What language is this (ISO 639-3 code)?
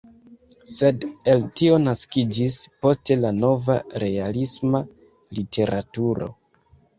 epo